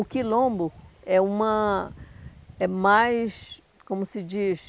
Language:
Portuguese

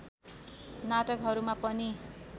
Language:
Nepali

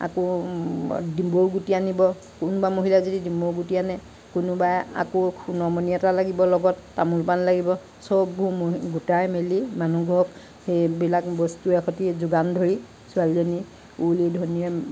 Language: Assamese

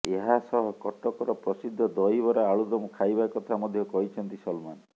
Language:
Odia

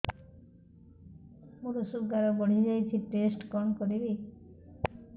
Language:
Odia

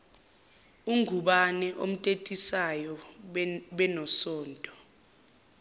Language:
Zulu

